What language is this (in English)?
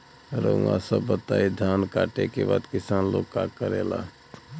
Bhojpuri